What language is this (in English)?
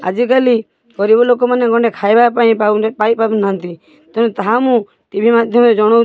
Odia